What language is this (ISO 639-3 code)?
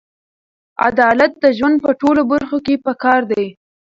pus